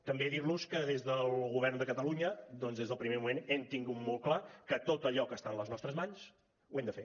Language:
Catalan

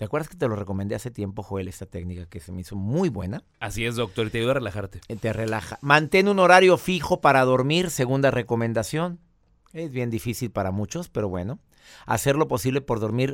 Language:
Spanish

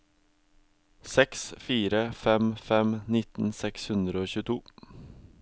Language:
Norwegian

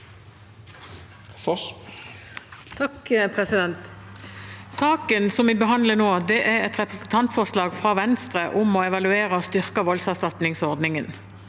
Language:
Norwegian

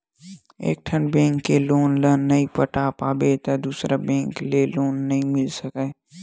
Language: Chhattisgarhi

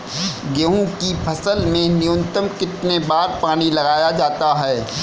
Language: Hindi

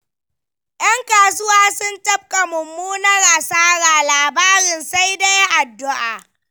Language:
Hausa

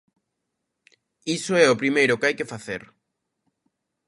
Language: Galician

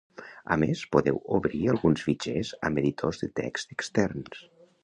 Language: Catalan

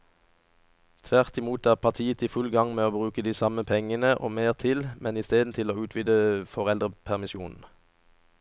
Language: Norwegian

